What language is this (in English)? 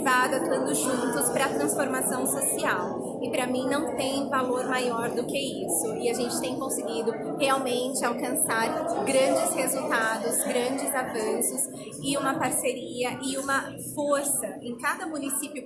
Portuguese